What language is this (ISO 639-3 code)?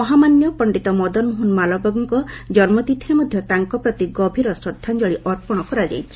ori